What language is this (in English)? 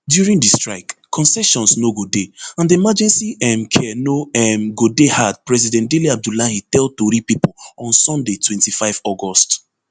Nigerian Pidgin